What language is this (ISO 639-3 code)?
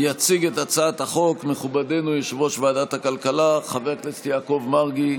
heb